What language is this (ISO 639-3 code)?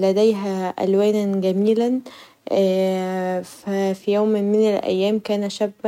arz